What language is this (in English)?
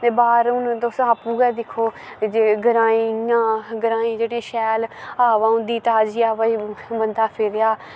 Dogri